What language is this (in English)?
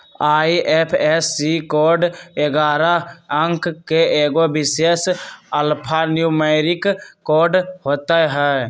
Magahi